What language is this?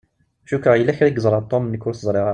Kabyle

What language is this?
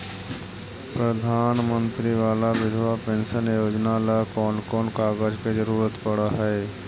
Magahi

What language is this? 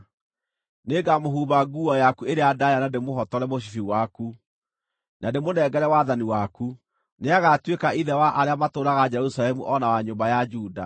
Kikuyu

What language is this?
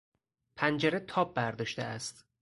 Persian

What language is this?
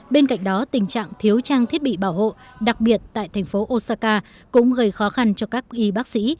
Vietnamese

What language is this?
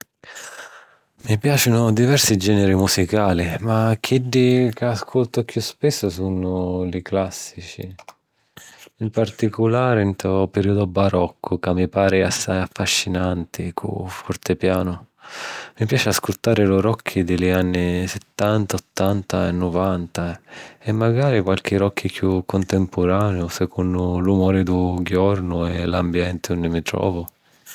Sicilian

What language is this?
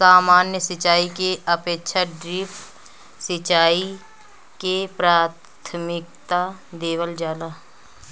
Bhojpuri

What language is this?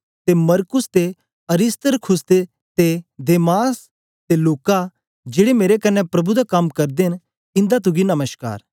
Dogri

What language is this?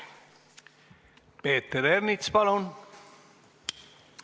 Estonian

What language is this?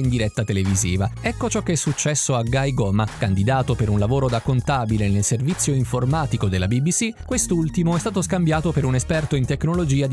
Italian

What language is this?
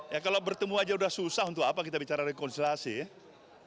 Indonesian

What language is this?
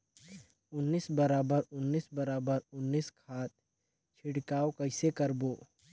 Chhattisgarhi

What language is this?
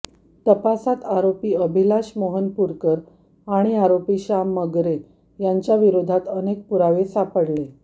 Marathi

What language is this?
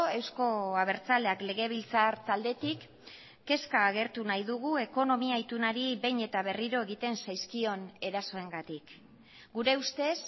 Basque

